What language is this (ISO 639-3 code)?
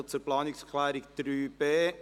gsw